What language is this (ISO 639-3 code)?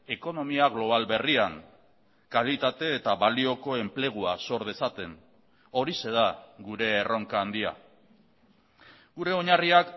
eus